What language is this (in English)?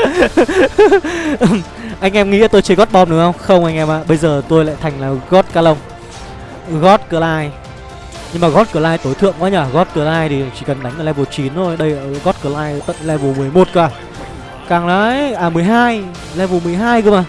Vietnamese